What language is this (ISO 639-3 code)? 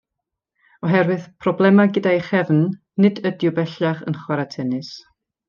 cym